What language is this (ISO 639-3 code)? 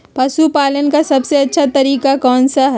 mag